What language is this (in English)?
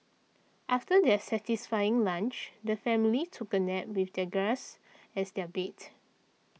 English